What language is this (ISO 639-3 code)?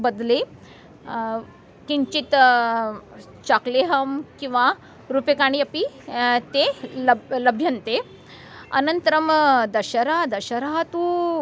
san